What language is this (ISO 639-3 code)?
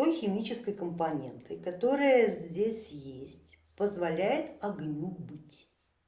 rus